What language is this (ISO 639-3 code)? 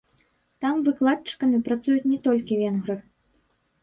bel